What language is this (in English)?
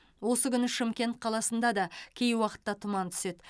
Kazakh